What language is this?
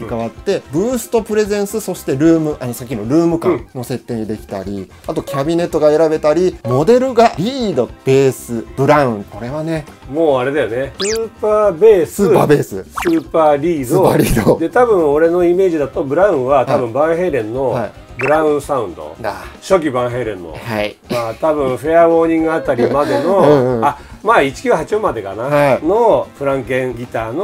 Japanese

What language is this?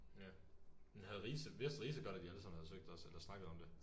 Danish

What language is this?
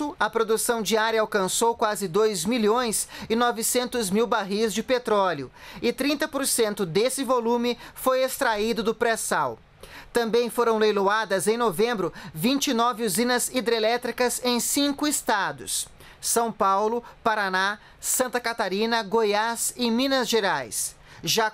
Portuguese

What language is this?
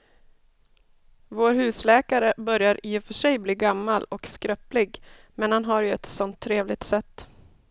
Swedish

